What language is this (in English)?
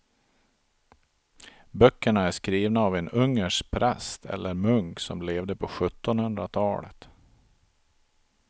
Swedish